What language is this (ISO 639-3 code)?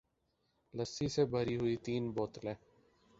urd